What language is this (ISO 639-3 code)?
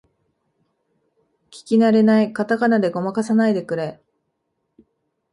jpn